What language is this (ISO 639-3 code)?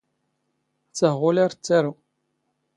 zgh